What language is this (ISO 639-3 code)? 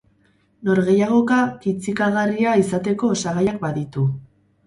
eus